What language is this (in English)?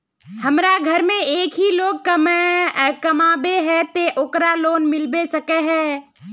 Magahi